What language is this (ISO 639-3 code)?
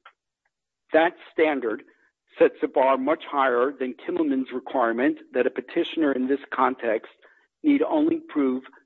eng